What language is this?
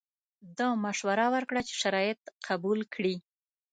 Pashto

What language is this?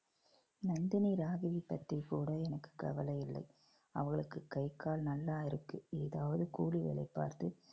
Tamil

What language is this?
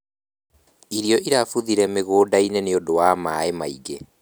Kikuyu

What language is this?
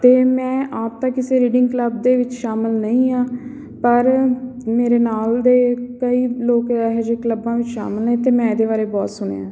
Punjabi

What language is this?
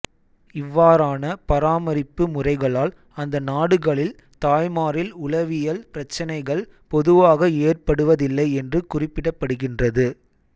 Tamil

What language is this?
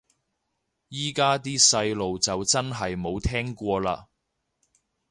Cantonese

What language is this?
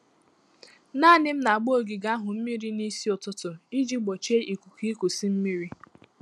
Igbo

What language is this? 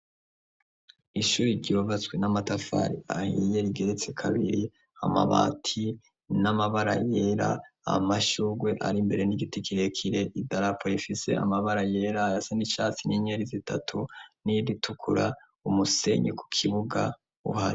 Rundi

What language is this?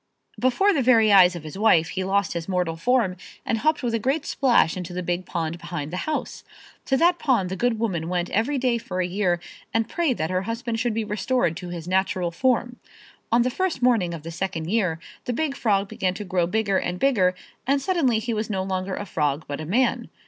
English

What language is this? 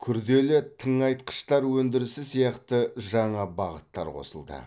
Kazakh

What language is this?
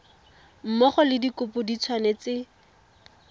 Tswana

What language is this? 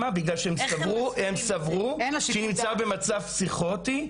Hebrew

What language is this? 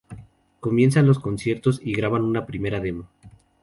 Spanish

